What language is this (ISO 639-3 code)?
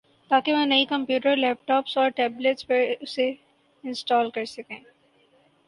urd